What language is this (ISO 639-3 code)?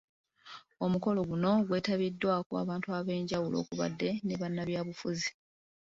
lug